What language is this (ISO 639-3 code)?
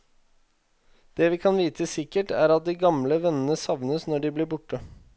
nor